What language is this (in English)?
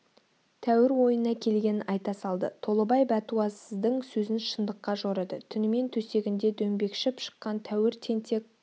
Kazakh